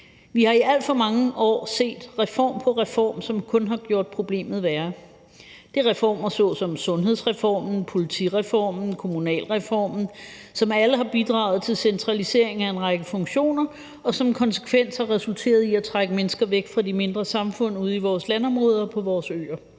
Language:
Danish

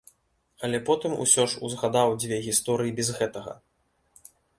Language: Belarusian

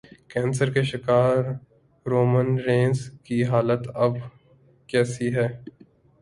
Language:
Urdu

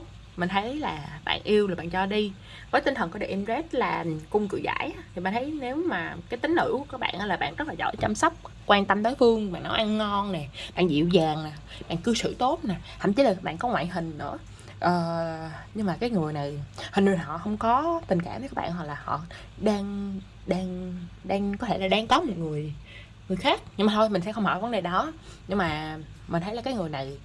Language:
Vietnamese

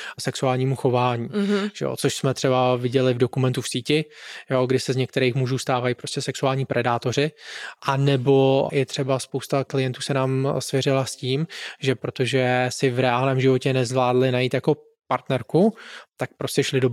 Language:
Czech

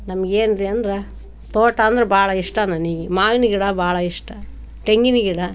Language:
Kannada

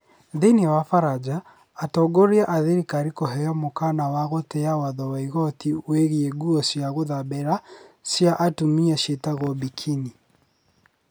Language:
Kikuyu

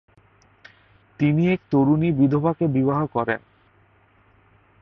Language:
Bangla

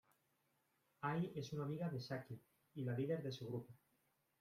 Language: Spanish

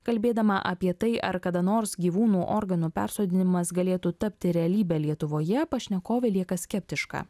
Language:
Lithuanian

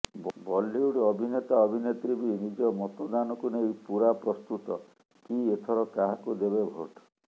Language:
Odia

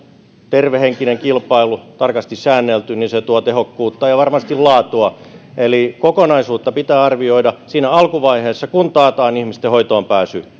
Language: Finnish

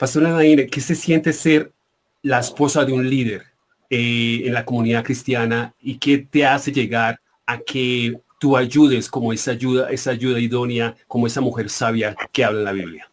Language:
Spanish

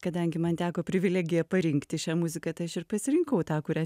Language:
Lithuanian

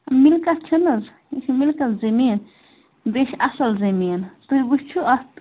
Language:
Kashmiri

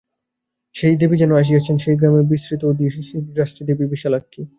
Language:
Bangla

